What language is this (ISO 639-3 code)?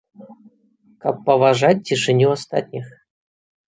bel